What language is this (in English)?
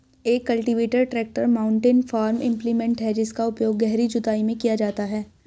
Hindi